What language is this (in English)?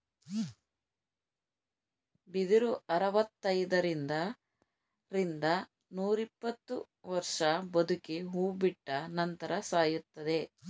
Kannada